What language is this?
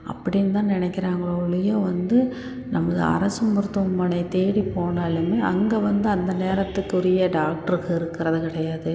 Tamil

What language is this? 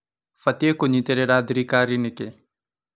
Kikuyu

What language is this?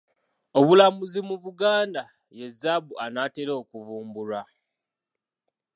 Ganda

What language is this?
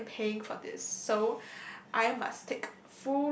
English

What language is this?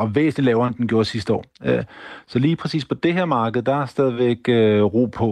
Danish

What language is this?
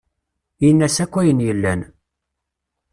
Kabyle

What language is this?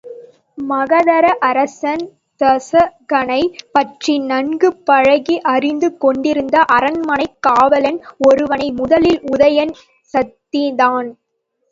Tamil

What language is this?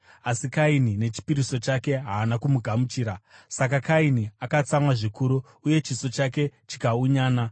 Shona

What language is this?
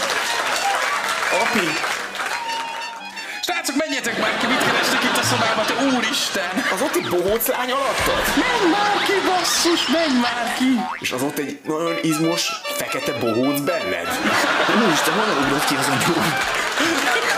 Hungarian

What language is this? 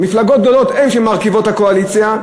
Hebrew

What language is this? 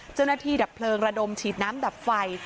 Thai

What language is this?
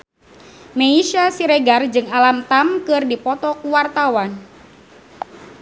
Sundanese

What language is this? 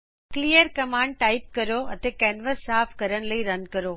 Punjabi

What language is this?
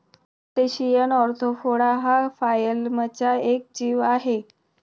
Marathi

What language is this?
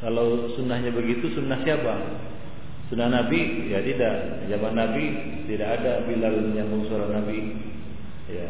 Romanian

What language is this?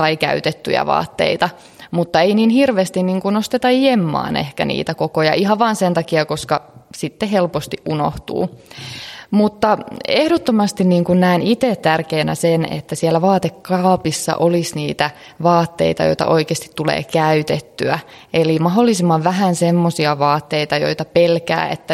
Finnish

